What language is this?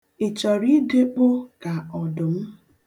Igbo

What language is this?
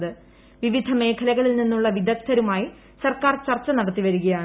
Malayalam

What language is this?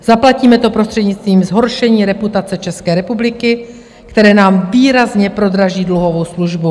Czech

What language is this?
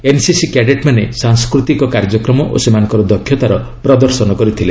Odia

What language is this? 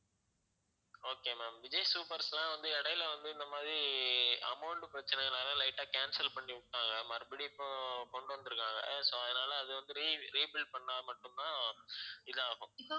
Tamil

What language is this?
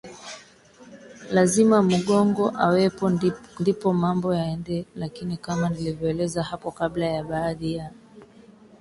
Swahili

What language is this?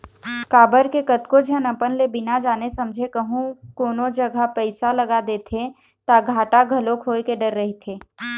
Chhattisgarhi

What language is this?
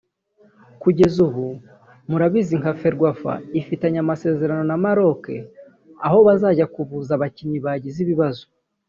Kinyarwanda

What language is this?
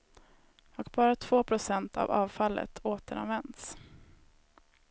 Swedish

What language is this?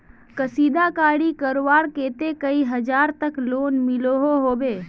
Magahi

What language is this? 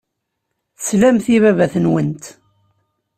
Kabyle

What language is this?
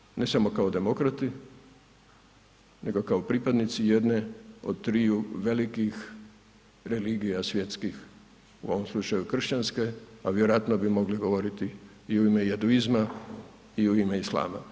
Croatian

